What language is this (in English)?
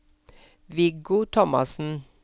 Norwegian